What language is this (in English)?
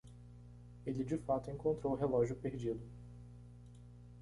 Portuguese